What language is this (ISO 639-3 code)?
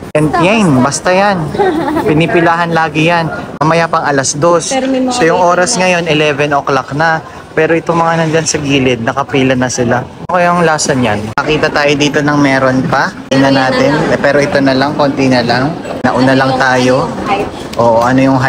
fil